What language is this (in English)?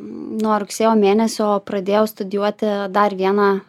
Lithuanian